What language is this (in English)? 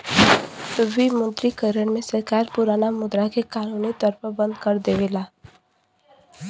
Bhojpuri